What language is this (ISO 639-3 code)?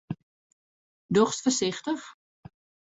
fry